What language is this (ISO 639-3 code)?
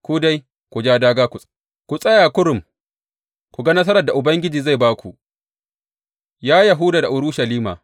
hau